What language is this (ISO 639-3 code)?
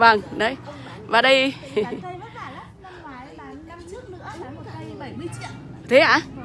vie